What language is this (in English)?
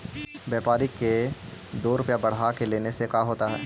Magahi